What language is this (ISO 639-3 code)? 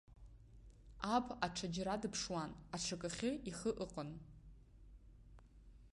abk